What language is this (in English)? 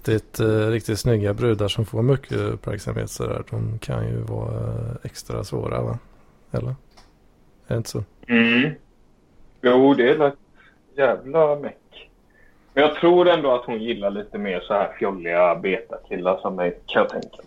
Swedish